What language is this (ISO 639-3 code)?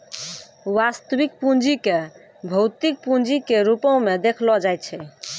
mai